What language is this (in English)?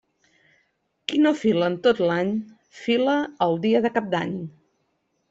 Catalan